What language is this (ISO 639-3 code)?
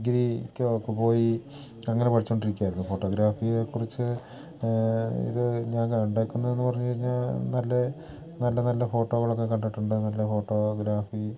mal